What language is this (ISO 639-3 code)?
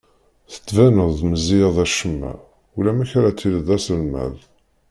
kab